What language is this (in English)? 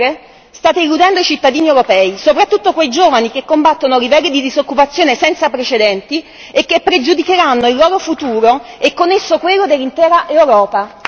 Italian